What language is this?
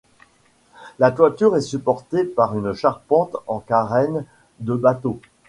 French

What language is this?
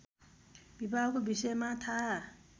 Nepali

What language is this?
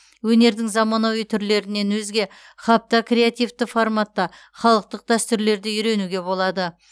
Kazakh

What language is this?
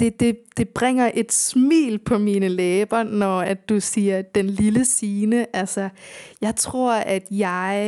Danish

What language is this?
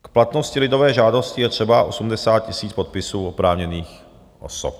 Czech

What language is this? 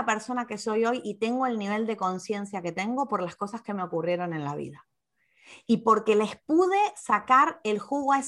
Spanish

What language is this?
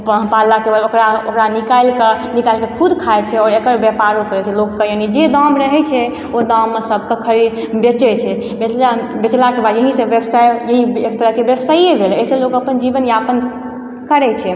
Maithili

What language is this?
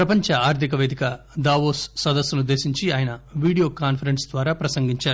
Telugu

